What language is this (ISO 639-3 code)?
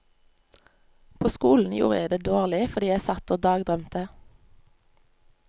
nor